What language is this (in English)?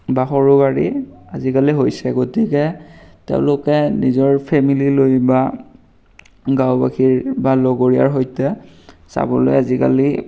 Assamese